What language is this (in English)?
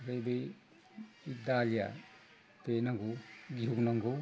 Bodo